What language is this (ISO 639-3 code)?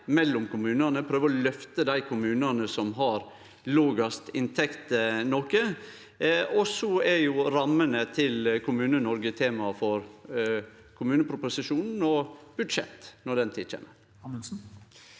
nor